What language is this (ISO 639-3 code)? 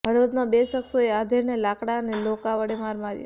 guj